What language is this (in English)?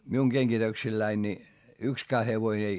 Finnish